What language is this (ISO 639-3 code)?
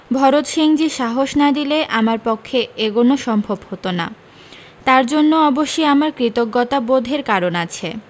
ben